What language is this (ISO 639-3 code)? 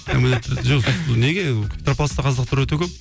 kaz